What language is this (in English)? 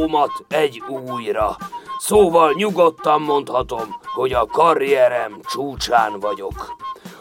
Hungarian